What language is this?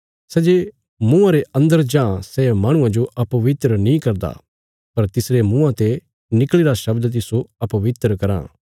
Bilaspuri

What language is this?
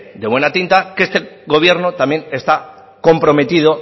Spanish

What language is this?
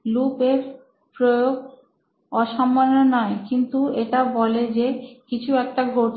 Bangla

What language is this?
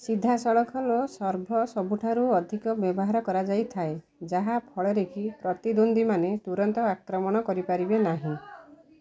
Odia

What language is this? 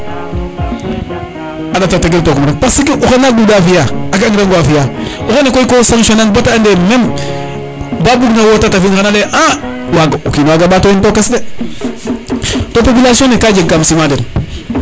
Serer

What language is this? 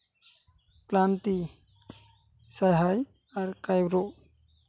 Santali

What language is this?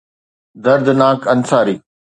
Sindhi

